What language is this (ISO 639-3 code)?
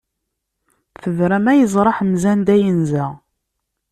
kab